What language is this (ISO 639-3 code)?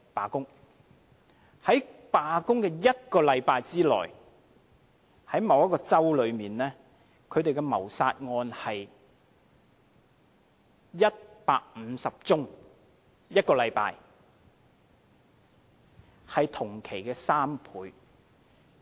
yue